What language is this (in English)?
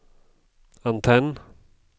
Swedish